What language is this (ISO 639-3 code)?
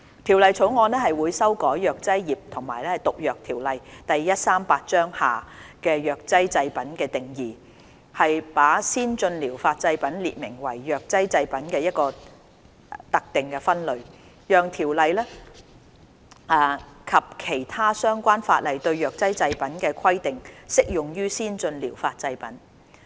yue